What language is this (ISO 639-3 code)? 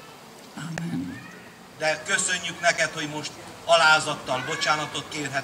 hun